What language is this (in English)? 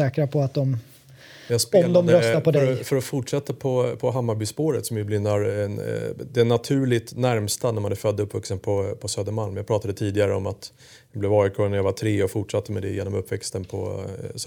Swedish